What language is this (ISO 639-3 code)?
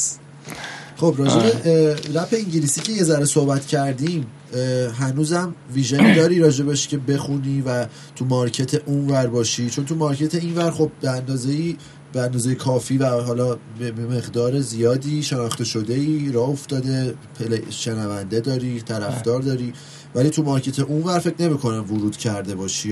fas